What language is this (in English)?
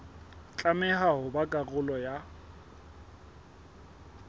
Southern Sotho